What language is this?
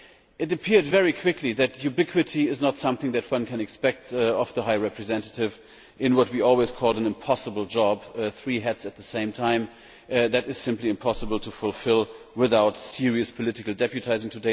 English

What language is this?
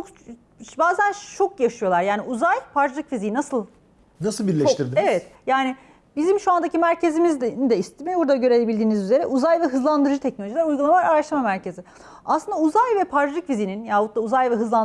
Turkish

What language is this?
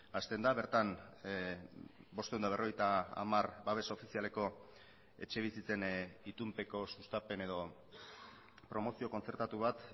Basque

